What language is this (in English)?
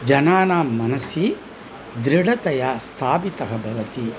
Sanskrit